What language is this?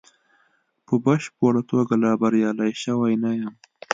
Pashto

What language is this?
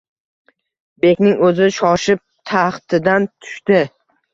Uzbek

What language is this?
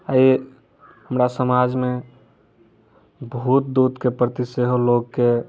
Maithili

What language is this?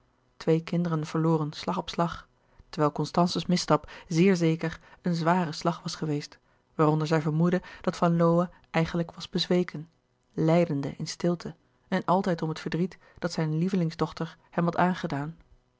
Dutch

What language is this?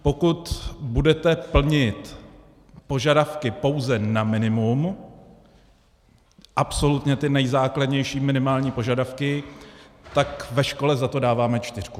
Czech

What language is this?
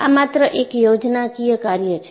Gujarati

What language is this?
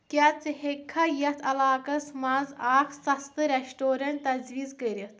Kashmiri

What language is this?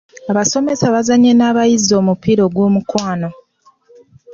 Ganda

